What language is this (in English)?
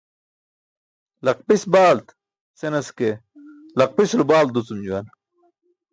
Burushaski